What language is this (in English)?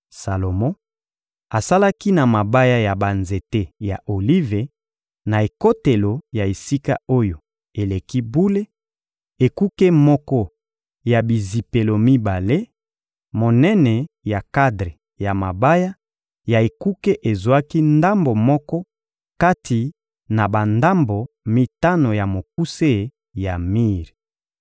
Lingala